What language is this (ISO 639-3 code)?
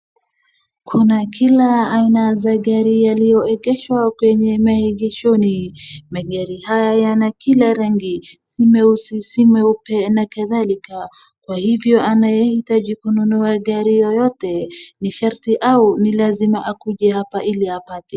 swa